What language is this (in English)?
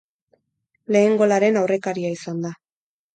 Basque